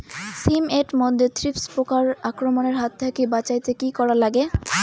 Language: Bangla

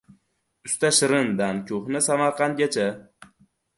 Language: Uzbek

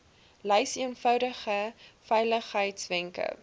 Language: Afrikaans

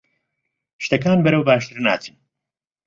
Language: Central Kurdish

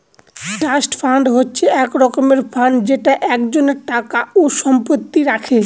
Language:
Bangla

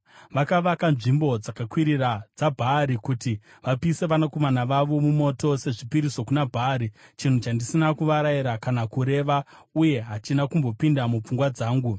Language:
Shona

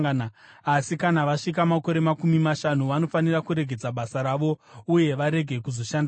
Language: Shona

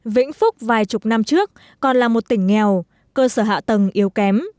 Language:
Vietnamese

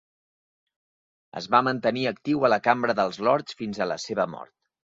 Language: Catalan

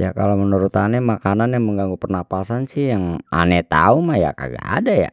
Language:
Betawi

